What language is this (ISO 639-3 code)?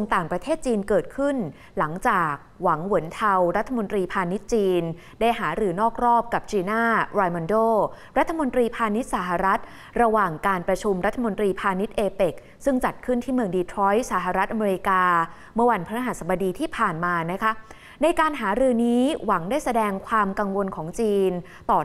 tha